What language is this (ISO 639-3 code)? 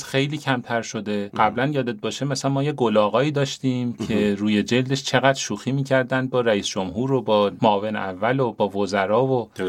fas